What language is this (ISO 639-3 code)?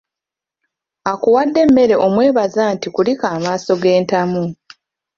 lug